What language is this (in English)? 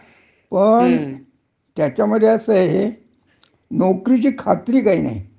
Marathi